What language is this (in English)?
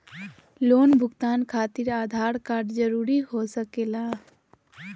Magahi